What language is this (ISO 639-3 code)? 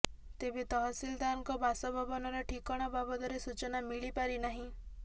ori